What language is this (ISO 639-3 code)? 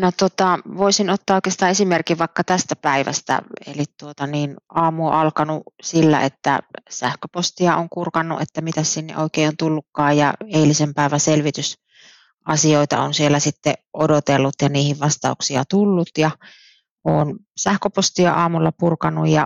fin